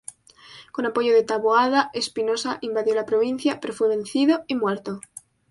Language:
Spanish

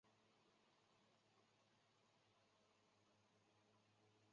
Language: Chinese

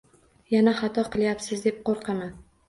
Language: Uzbek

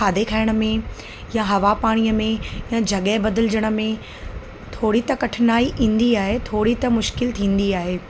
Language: Sindhi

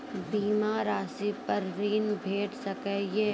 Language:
Maithili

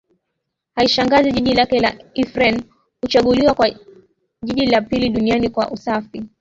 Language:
Swahili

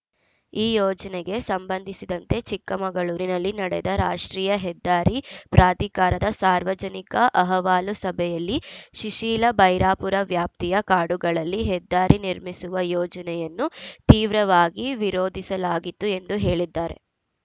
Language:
Kannada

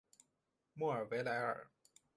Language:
Chinese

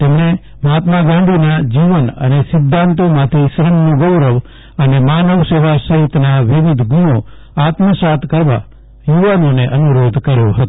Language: Gujarati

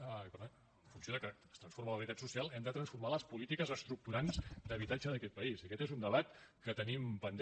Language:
Catalan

